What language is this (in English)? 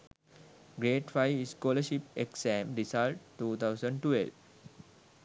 Sinhala